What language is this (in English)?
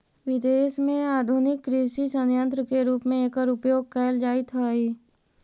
Magahi